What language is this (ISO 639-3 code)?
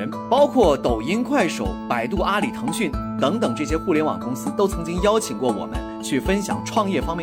zho